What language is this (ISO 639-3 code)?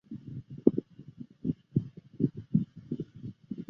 zho